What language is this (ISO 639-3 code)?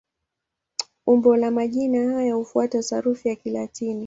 swa